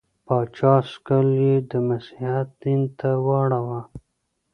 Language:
Pashto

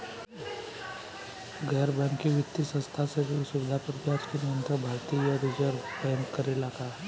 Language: Bhojpuri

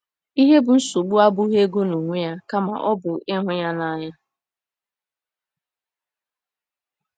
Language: Igbo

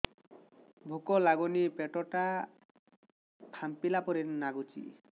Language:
Odia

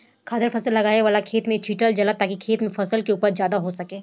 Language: Bhojpuri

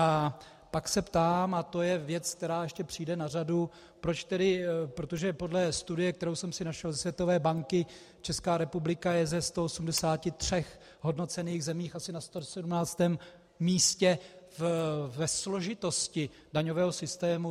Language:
Czech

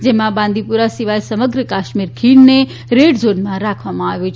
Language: Gujarati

